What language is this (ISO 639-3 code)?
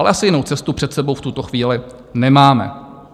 ces